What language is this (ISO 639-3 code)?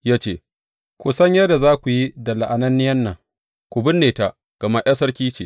hau